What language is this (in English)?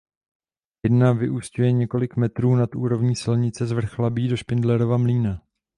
Czech